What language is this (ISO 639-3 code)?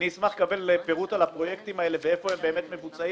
heb